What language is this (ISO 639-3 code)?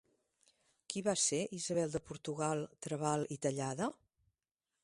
cat